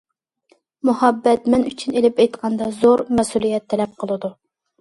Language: Uyghur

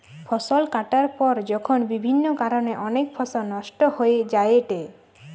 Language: Bangla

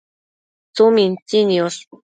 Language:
Matsés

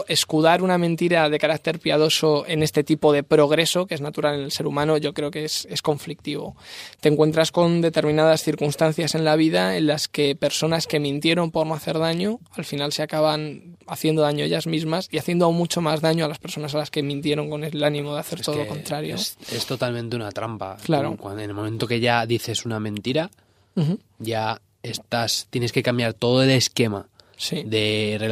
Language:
Spanish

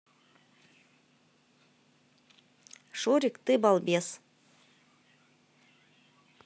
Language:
Russian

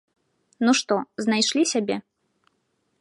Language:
Belarusian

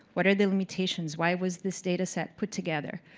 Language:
English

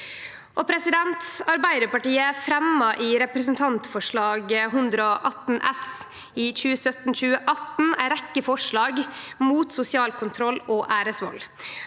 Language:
Norwegian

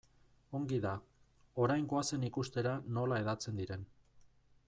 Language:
Basque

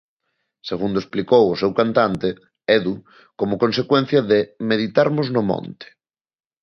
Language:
Galician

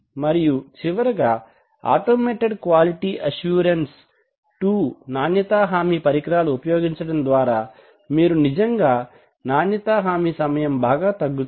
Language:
Telugu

